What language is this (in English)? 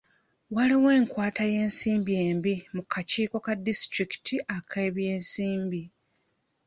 Ganda